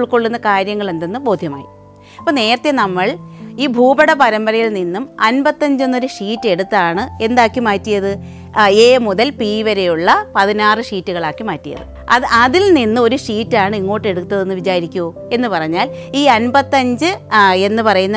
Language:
Malayalam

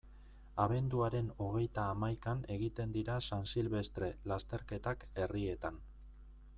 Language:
Basque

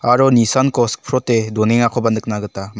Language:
Garo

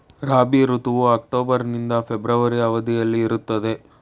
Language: Kannada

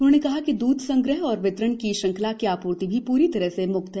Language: Hindi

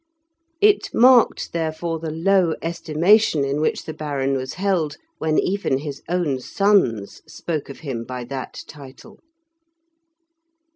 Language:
English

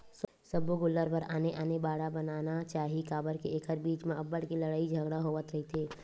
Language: Chhattisgarhi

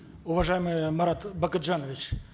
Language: Kazakh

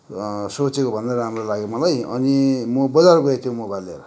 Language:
Nepali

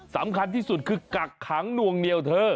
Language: Thai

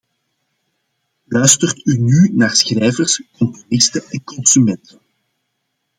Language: Dutch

